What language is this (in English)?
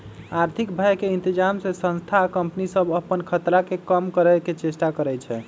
Magahi